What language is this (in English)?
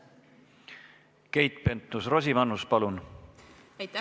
Estonian